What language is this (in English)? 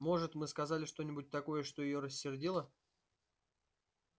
Russian